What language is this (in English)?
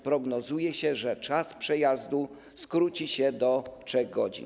Polish